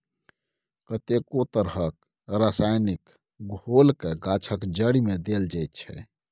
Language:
Maithili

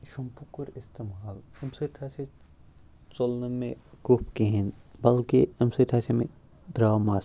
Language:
Kashmiri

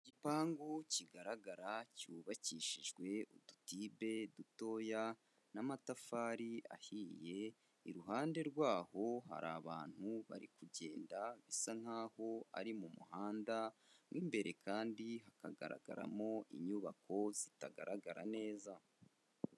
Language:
Kinyarwanda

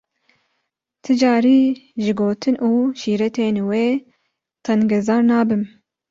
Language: Kurdish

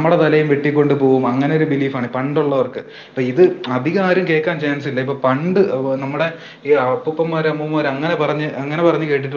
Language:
Malayalam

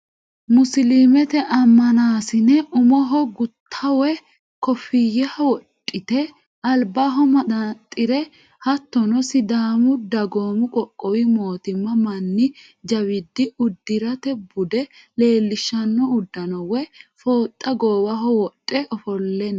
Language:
Sidamo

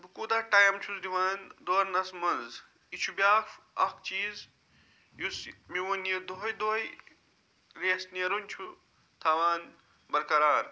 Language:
Kashmiri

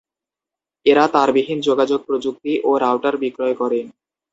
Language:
Bangla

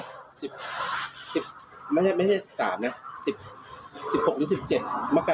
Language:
Thai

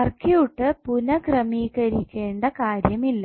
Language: Malayalam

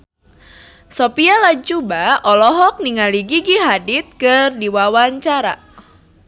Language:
Sundanese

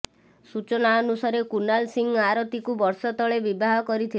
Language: Odia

